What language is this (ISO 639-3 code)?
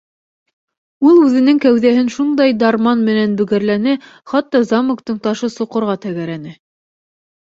bak